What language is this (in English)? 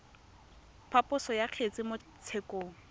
Tswana